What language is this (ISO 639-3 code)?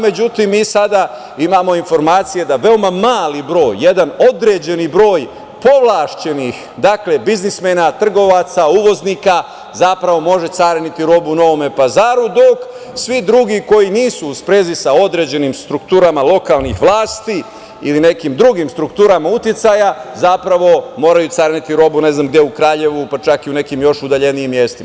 srp